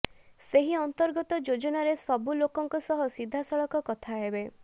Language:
Odia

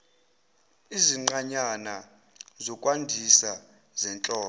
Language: Zulu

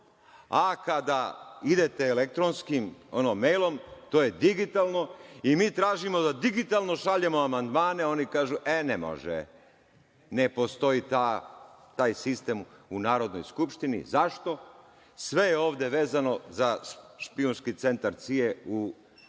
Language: Serbian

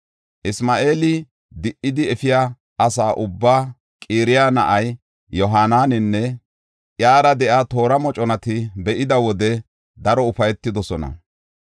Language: Gofa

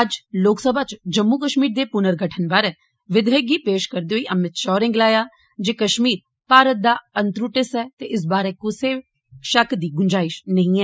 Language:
Dogri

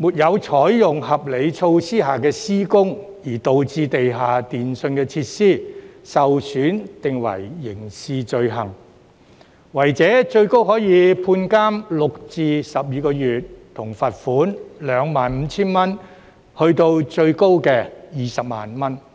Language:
Cantonese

